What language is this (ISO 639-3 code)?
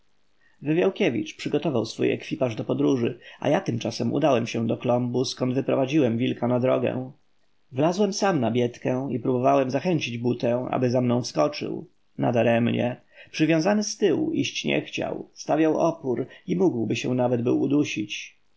pol